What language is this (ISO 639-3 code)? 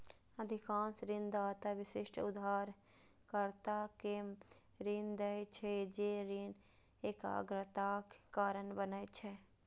mai